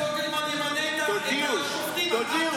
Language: Hebrew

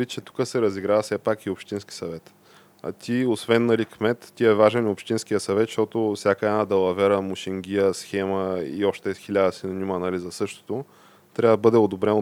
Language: Bulgarian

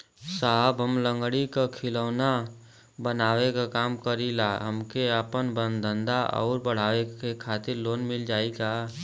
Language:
Bhojpuri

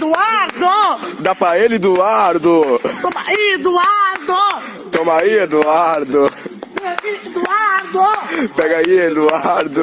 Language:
Portuguese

